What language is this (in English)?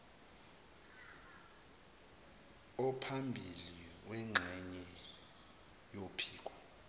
Zulu